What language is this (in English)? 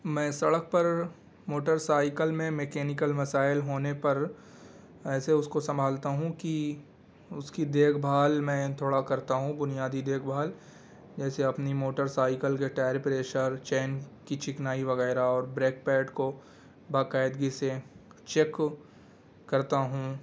Urdu